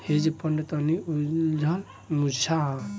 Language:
Bhojpuri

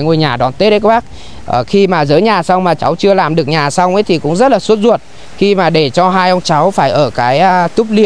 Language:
Vietnamese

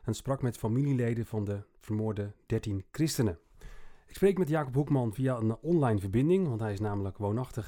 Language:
Dutch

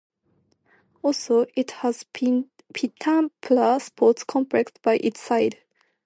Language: English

